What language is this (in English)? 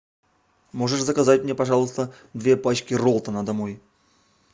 Russian